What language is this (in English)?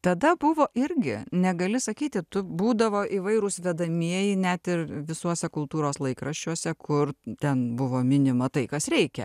Lithuanian